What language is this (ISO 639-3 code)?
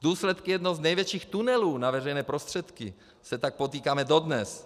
ces